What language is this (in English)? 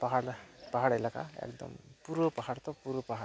Santali